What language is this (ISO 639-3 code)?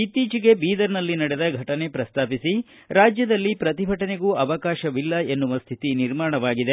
kan